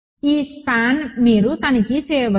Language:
Telugu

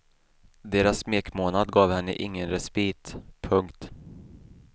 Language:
Swedish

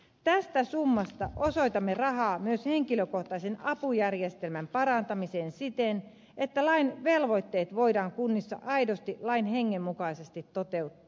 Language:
Finnish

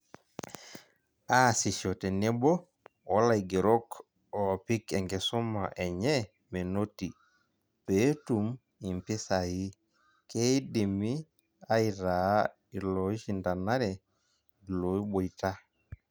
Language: Masai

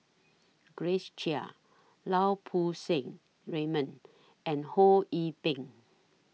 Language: English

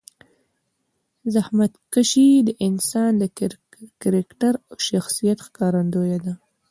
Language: Pashto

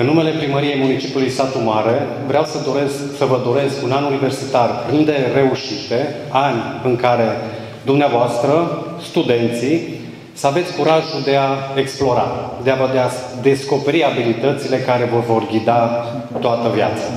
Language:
Romanian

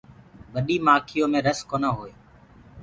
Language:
Gurgula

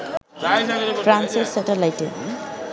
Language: Bangla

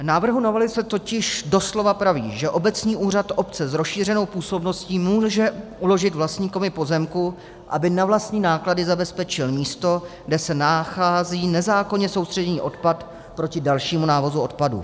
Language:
Czech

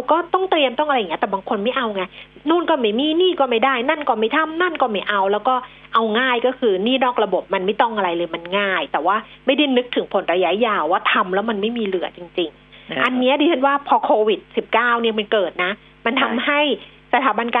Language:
Thai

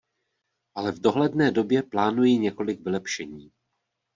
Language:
Czech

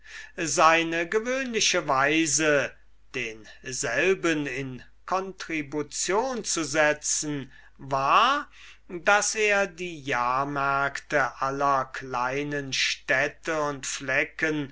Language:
German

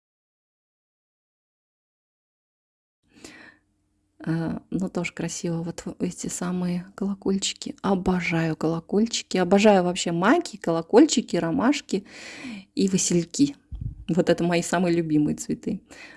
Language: Russian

